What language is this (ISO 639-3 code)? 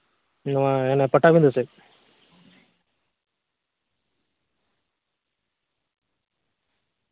sat